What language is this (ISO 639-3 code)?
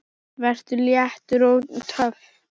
isl